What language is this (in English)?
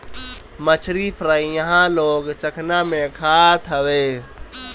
Bhojpuri